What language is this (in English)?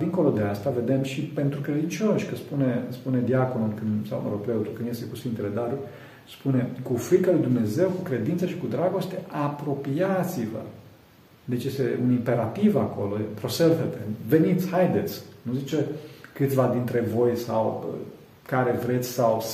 Romanian